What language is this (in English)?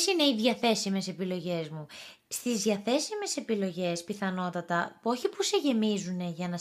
Greek